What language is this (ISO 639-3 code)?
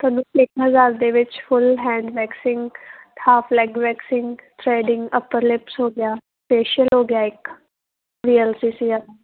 pan